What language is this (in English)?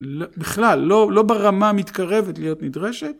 Hebrew